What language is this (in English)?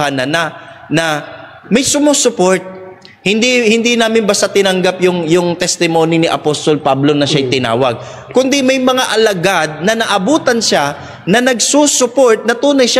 Filipino